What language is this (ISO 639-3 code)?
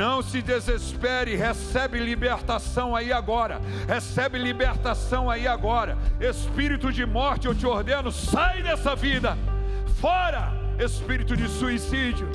por